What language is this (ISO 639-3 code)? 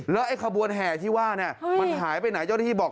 tha